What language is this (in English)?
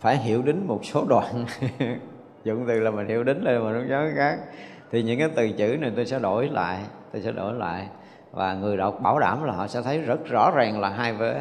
Vietnamese